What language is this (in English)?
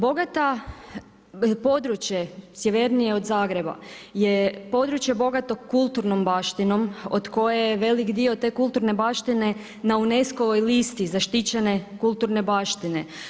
Croatian